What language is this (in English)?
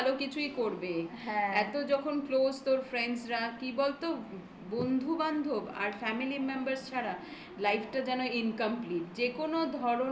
Bangla